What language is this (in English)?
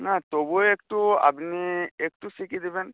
Bangla